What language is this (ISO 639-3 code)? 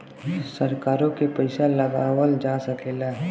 bho